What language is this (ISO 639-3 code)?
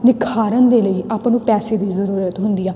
pan